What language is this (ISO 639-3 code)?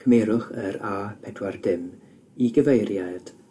cym